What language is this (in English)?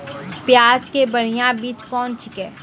Maithili